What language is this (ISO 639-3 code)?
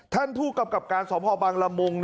tha